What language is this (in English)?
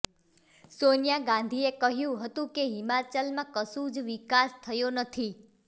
Gujarati